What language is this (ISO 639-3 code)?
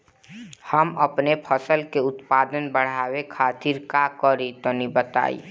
bho